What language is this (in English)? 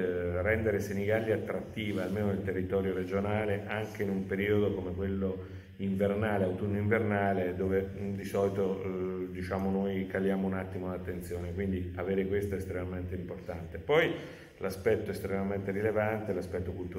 Italian